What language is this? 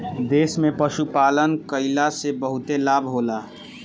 Bhojpuri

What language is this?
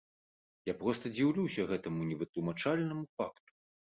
Belarusian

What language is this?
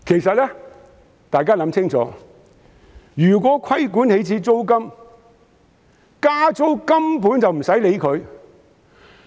Cantonese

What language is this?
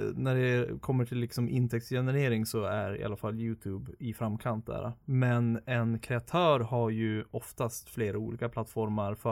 Swedish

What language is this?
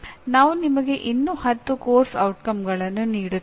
Kannada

